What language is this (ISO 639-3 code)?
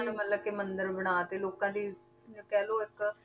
pan